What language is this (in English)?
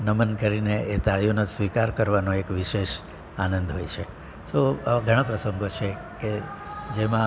Gujarati